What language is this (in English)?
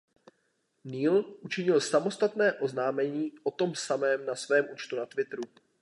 Czech